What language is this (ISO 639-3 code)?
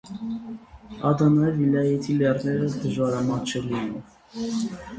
hye